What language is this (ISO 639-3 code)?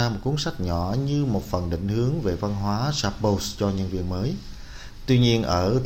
vie